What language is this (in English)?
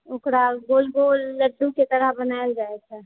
Maithili